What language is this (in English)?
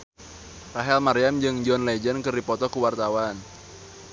Sundanese